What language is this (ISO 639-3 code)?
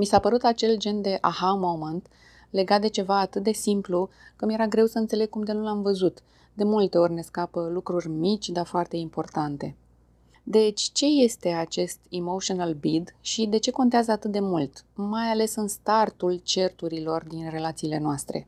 ron